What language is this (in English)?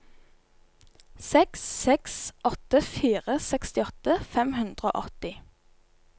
Norwegian